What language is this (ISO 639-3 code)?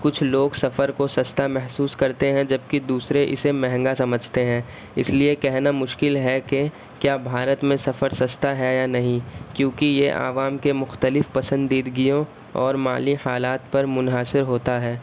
urd